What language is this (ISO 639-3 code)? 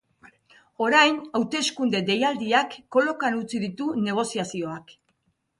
eus